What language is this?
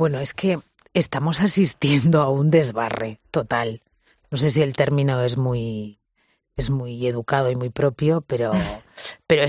Spanish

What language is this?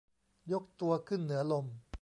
Thai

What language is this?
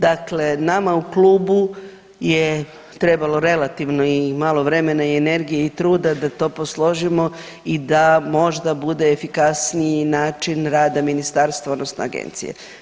Croatian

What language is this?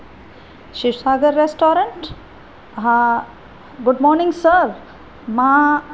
Sindhi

